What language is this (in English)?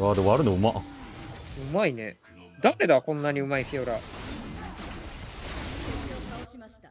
Japanese